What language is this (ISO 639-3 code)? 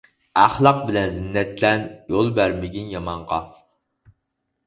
uig